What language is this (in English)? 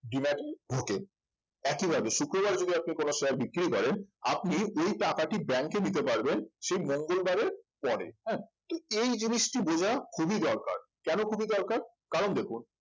Bangla